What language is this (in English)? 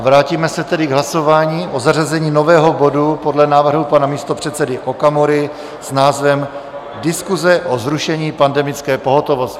Czech